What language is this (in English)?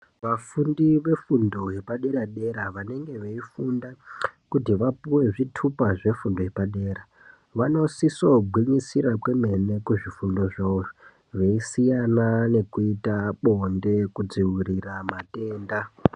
Ndau